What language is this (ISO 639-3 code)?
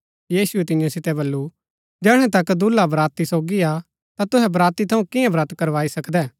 gbk